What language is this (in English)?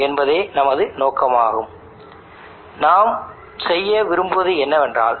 Tamil